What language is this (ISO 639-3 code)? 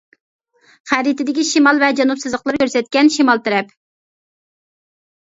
uig